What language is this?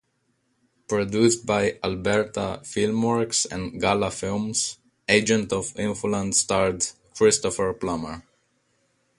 English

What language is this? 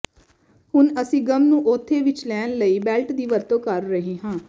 Punjabi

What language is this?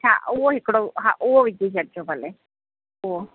Sindhi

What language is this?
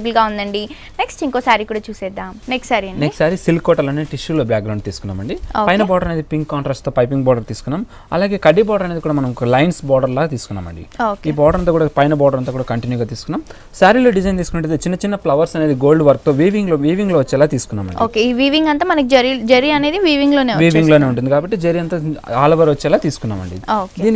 Telugu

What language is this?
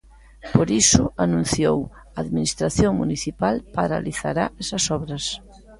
Galician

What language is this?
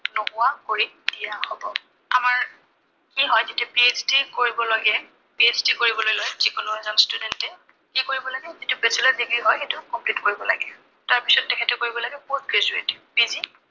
Assamese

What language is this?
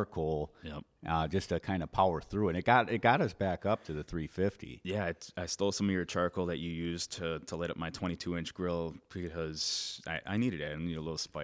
English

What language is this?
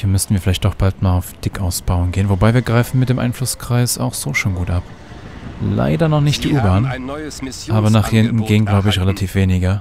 German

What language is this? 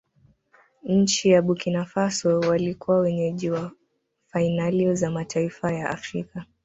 Swahili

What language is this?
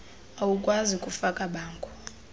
Xhosa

